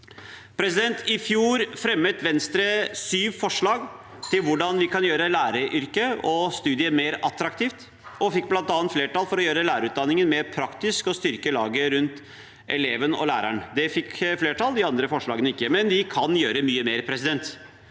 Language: Norwegian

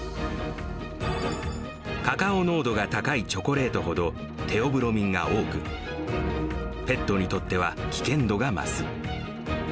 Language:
Japanese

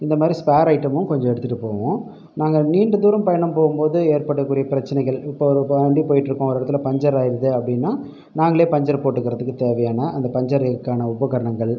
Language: Tamil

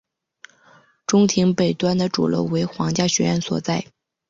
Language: Chinese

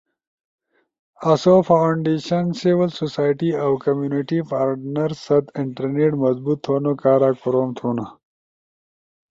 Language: Ushojo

